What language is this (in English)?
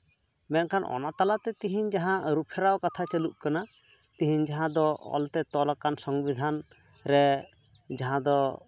Santali